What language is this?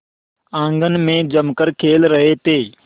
Hindi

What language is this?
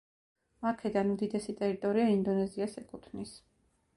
Georgian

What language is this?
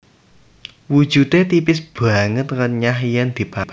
Javanese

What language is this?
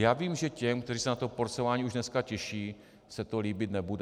Czech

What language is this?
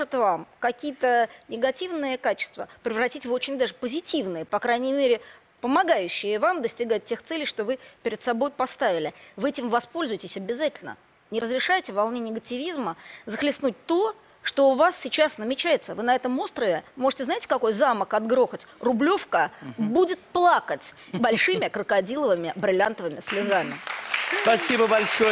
Russian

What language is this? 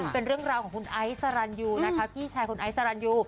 Thai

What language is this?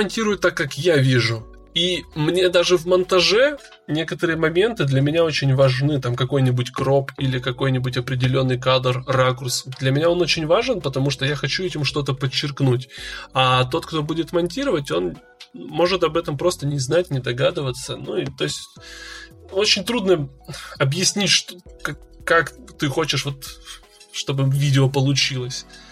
Russian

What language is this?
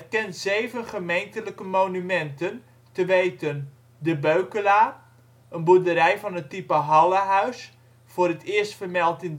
Dutch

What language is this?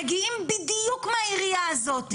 Hebrew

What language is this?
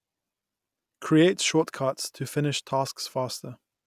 English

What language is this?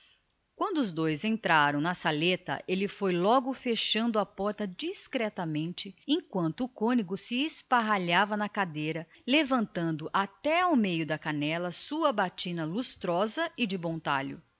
Portuguese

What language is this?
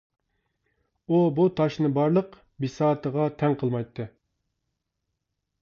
Uyghur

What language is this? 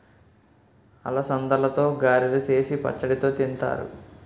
Telugu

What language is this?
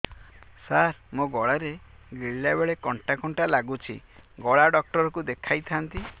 Odia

